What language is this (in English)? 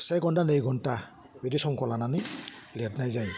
Bodo